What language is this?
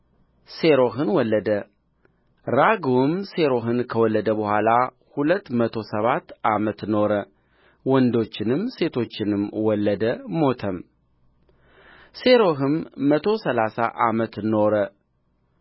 Amharic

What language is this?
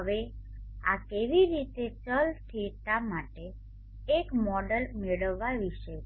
Gujarati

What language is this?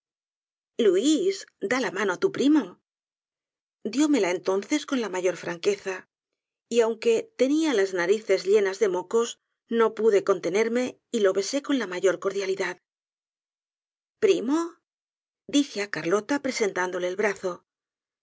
Spanish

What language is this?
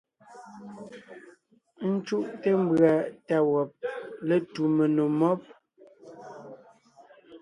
Ngiemboon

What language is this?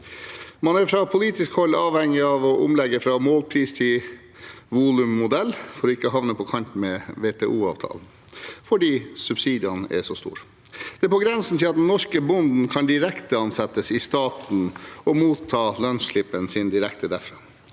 Norwegian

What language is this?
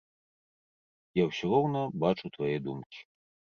Belarusian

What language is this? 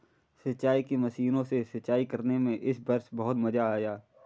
Hindi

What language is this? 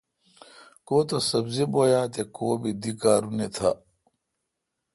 Kalkoti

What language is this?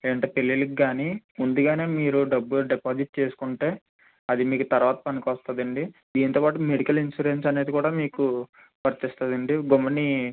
Telugu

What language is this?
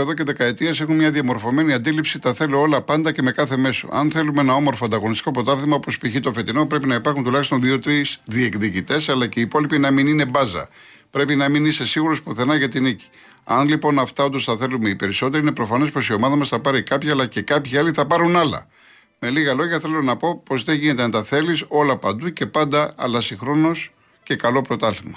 Greek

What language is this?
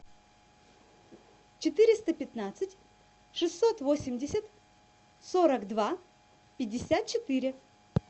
Russian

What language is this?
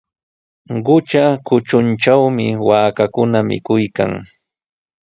Sihuas Ancash Quechua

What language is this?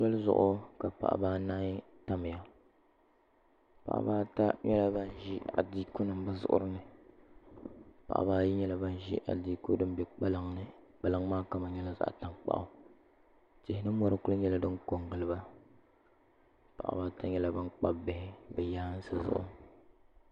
Dagbani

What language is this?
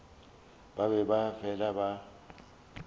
Northern Sotho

